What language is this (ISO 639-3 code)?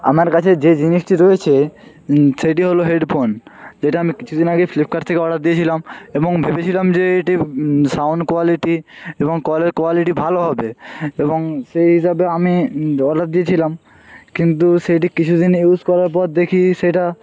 ben